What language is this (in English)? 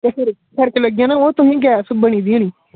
Dogri